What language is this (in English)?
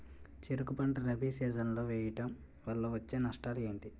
Telugu